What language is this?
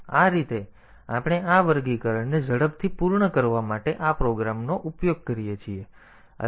Gujarati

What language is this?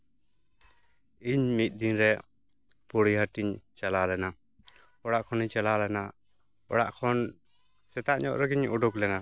Santali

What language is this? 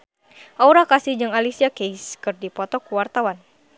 Sundanese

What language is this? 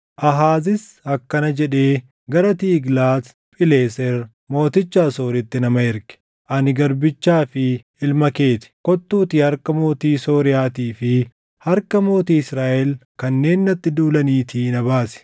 Oromo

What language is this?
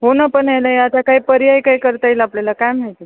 Marathi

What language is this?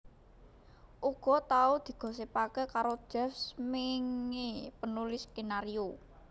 Javanese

